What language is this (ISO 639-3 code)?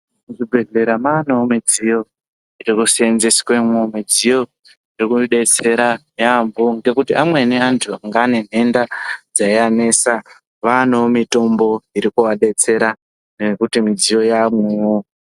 ndc